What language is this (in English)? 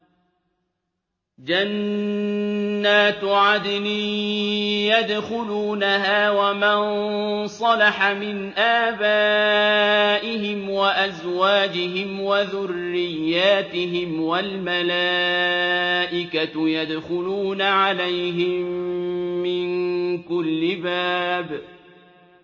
Arabic